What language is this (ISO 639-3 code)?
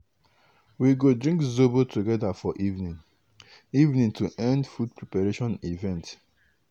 pcm